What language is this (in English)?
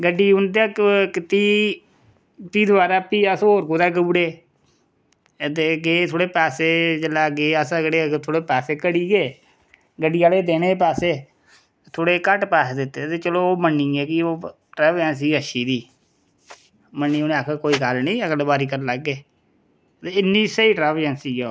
Dogri